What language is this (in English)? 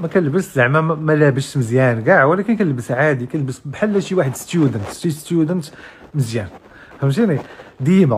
Arabic